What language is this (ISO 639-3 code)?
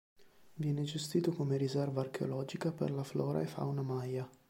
ita